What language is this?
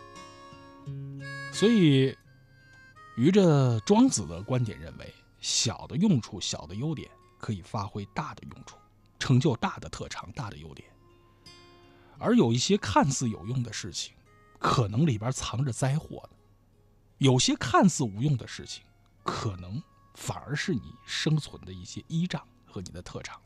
Chinese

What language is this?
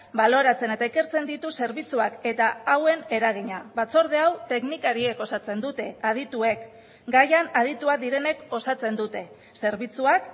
Basque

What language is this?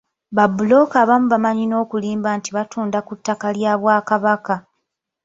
Ganda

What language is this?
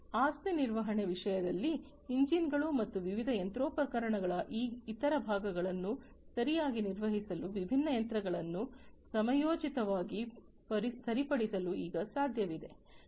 Kannada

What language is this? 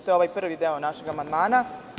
Serbian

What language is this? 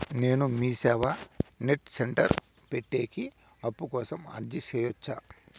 Telugu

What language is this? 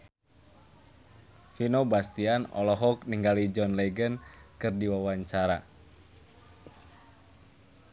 Sundanese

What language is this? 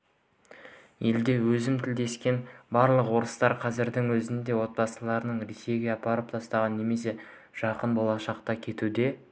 Kazakh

